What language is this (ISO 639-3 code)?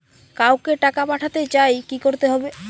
ben